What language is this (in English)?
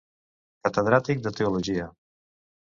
Catalan